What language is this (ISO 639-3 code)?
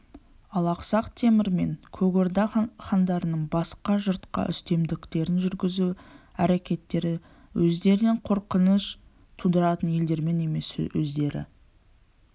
kaz